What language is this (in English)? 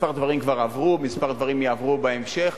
Hebrew